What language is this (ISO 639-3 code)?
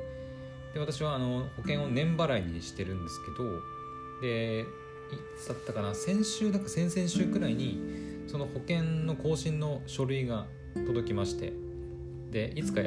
jpn